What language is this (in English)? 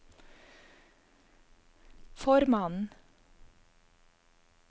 Norwegian